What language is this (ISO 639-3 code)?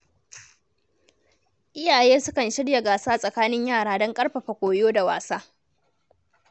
hau